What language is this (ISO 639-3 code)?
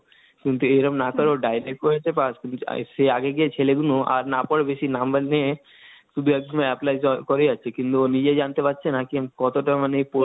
ben